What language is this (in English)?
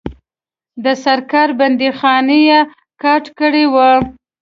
Pashto